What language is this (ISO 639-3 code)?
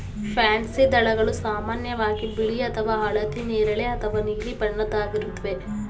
kan